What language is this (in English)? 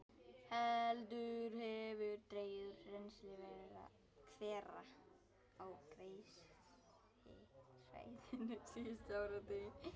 Icelandic